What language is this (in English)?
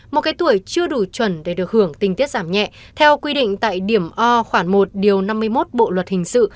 Vietnamese